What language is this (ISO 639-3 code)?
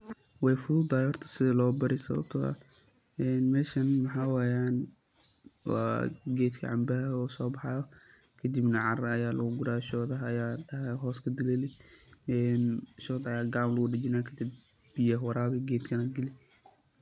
som